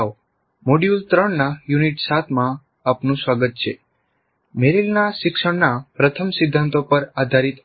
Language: Gujarati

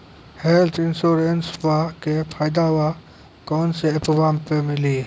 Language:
Maithili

